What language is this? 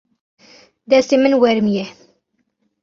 Kurdish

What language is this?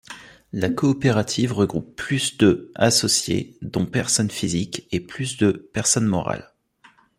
French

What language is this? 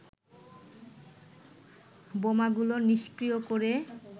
Bangla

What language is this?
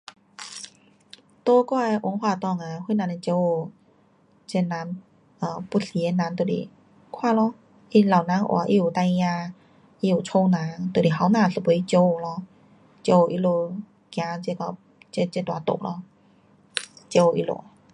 Pu-Xian Chinese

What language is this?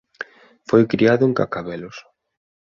Galician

